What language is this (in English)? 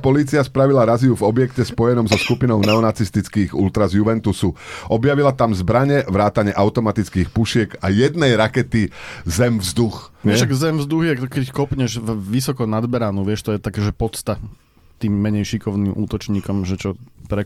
Slovak